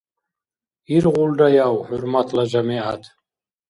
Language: Dargwa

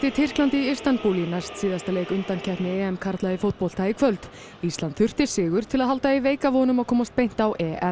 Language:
Icelandic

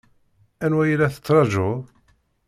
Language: Kabyle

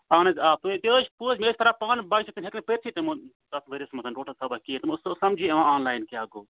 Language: Kashmiri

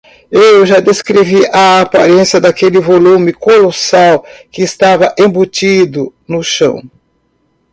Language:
Portuguese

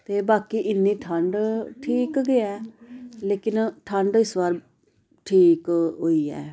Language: Dogri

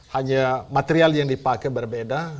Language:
Indonesian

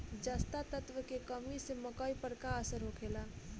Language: Bhojpuri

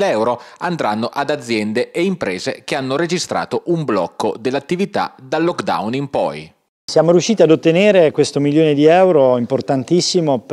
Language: Italian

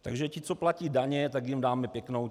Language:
Czech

